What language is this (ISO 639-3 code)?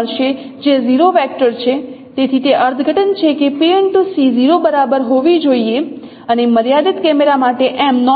guj